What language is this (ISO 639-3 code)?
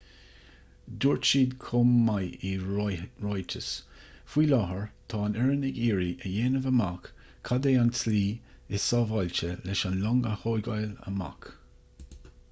gle